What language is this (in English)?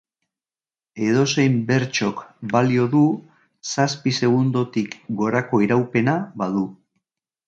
Basque